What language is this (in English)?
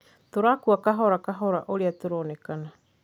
Kikuyu